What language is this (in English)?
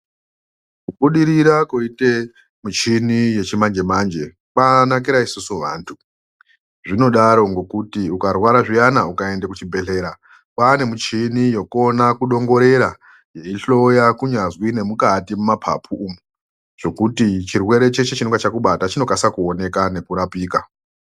Ndau